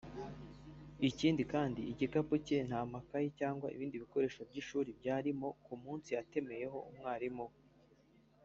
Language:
Kinyarwanda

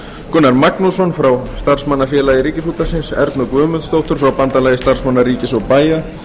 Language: Icelandic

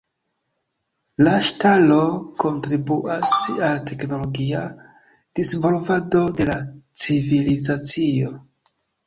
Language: Esperanto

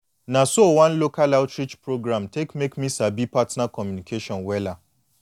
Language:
Nigerian Pidgin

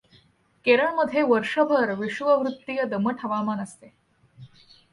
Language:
Marathi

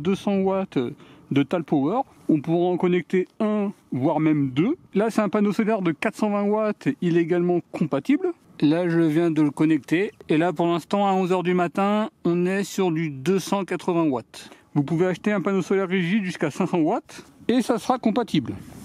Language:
French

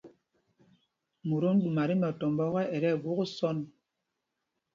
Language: Mpumpong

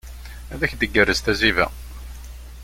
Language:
Kabyle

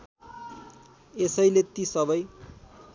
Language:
Nepali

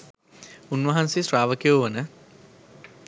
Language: Sinhala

